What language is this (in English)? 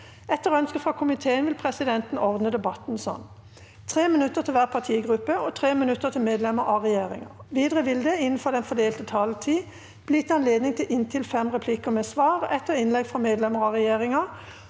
Norwegian